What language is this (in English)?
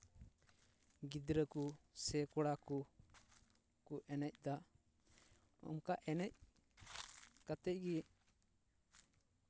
Santali